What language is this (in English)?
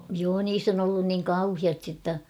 Finnish